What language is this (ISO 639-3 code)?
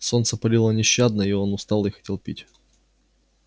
rus